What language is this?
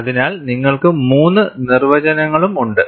Malayalam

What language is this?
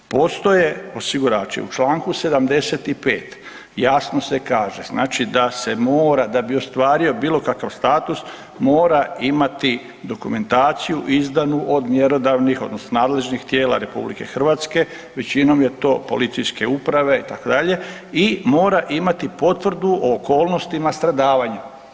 Croatian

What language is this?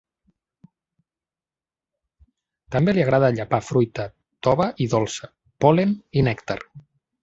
Catalan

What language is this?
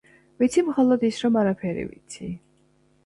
Georgian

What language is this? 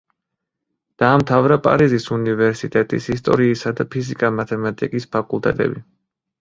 Georgian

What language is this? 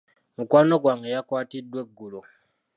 Ganda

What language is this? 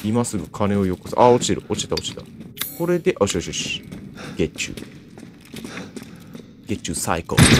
Japanese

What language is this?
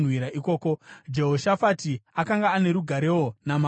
Shona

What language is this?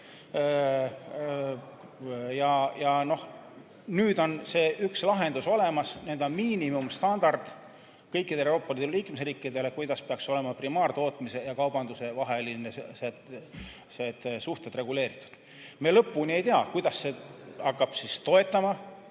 Estonian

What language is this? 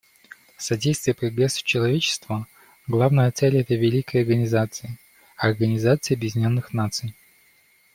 Russian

